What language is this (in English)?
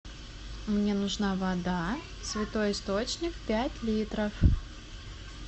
Russian